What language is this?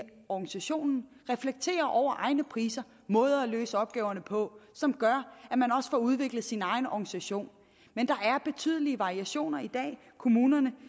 Danish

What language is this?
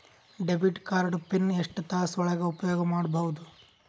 Kannada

